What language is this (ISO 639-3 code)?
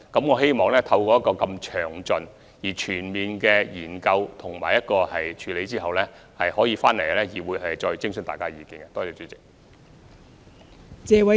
yue